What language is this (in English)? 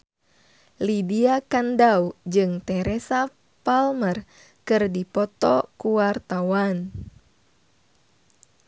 Sundanese